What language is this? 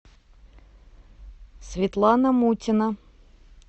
Russian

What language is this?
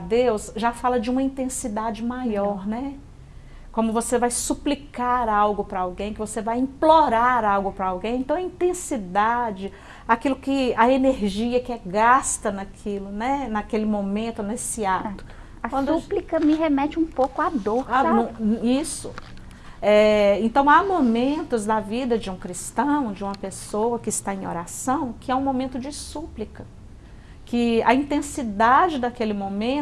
Portuguese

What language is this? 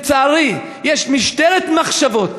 Hebrew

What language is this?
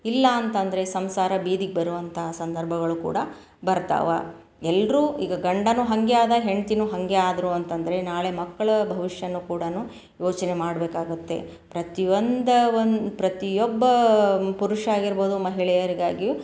Kannada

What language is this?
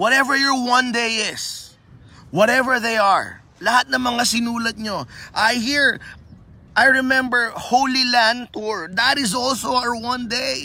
Filipino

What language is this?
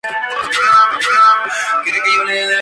Spanish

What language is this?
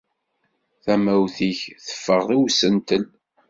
Kabyle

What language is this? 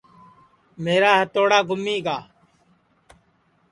Sansi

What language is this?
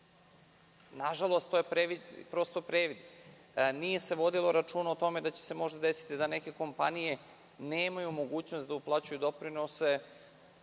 Serbian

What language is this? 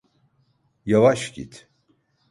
Turkish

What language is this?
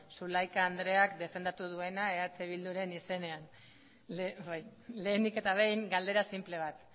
Basque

